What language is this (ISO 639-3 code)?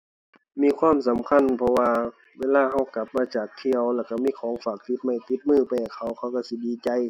tha